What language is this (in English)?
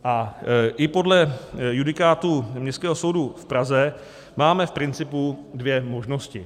Czech